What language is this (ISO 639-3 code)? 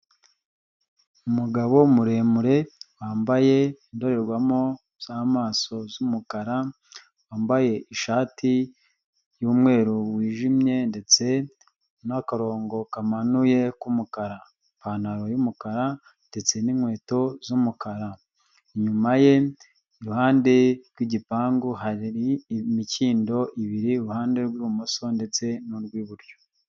kin